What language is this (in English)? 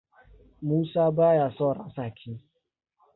Hausa